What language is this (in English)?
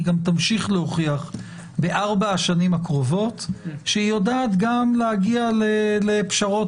Hebrew